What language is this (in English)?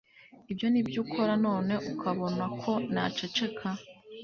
Kinyarwanda